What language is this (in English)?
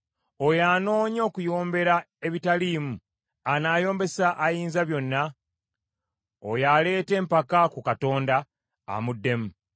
Ganda